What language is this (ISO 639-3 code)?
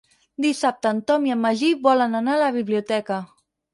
cat